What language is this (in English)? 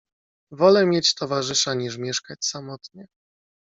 Polish